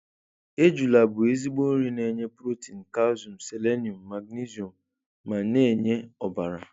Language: Igbo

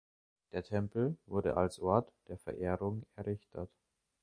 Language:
German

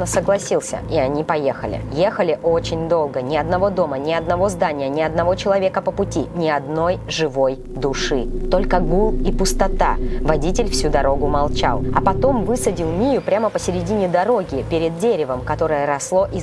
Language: Russian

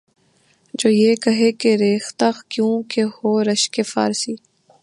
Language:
Urdu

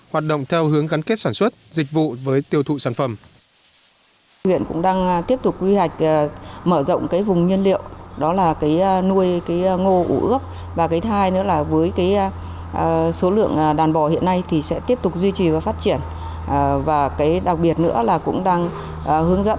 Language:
Vietnamese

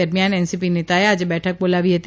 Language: Gujarati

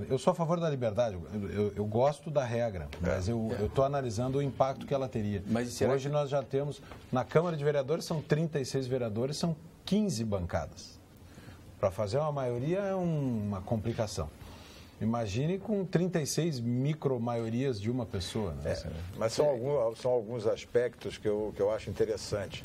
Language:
Portuguese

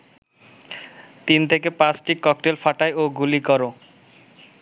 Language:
Bangla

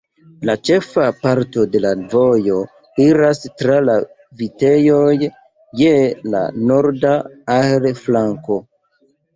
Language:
Esperanto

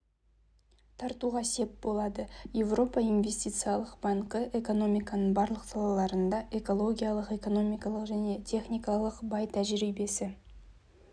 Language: Kazakh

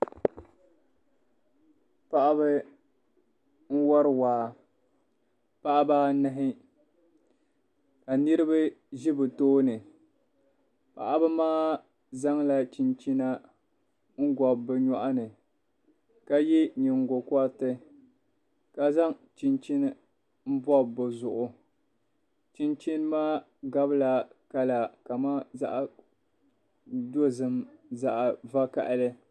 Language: Dagbani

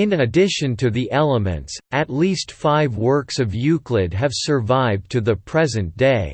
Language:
English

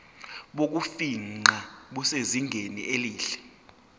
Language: Zulu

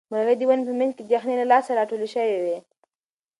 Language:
Pashto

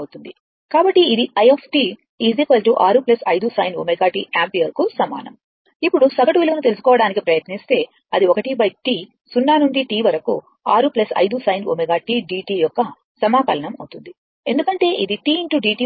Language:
Telugu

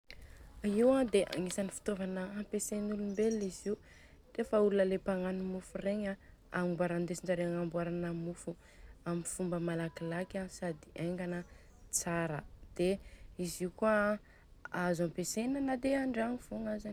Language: Southern Betsimisaraka Malagasy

